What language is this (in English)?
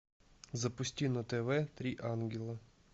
Russian